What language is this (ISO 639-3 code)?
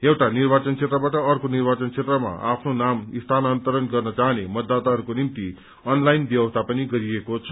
nep